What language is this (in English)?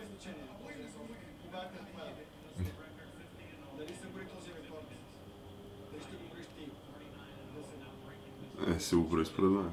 Bulgarian